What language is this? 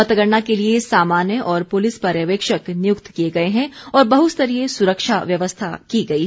Hindi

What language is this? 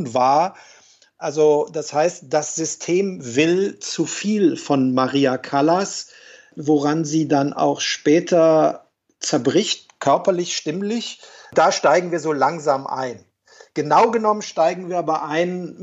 German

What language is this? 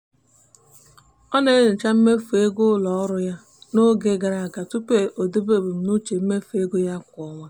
Igbo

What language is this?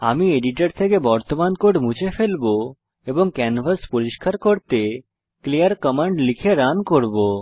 Bangla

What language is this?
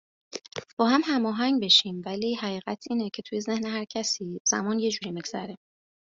Persian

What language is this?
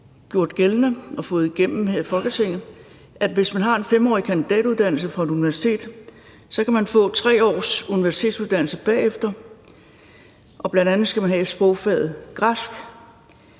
Danish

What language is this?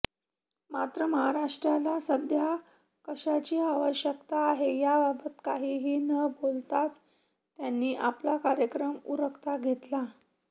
Marathi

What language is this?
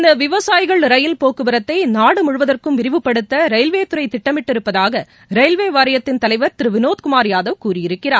Tamil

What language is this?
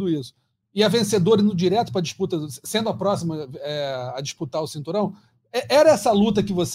Portuguese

